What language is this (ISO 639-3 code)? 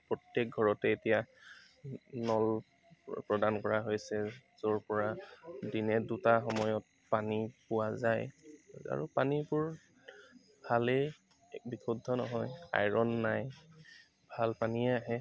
asm